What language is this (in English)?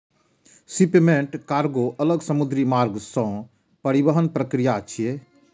Maithili